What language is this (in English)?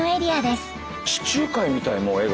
Japanese